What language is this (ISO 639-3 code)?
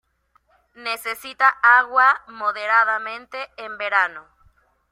spa